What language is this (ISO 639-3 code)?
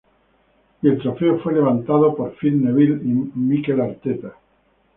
spa